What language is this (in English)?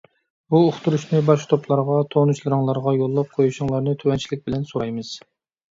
Uyghur